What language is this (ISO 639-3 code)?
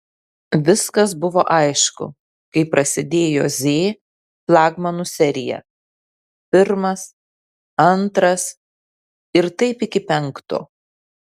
lit